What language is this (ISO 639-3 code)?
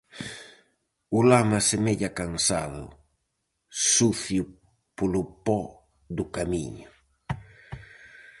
glg